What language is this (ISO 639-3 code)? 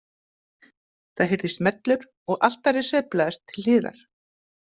isl